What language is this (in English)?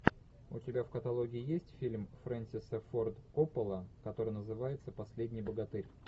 Russian